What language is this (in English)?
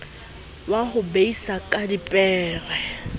Southern Sotho